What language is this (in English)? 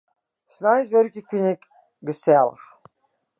Western Frisian